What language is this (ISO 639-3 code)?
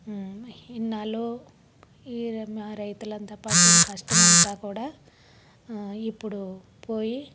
tel